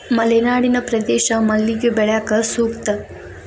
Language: Kannada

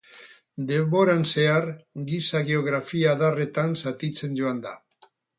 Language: Basque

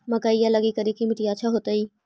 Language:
Magahi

